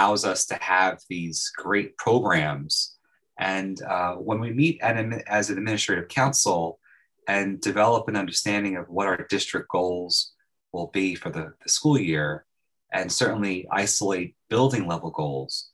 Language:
English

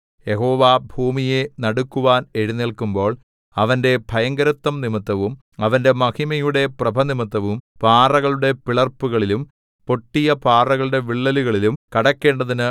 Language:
Malayalam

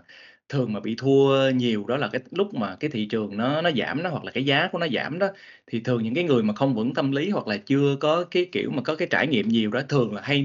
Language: Vietnamese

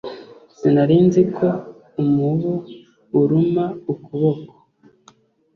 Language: Kinyarwanda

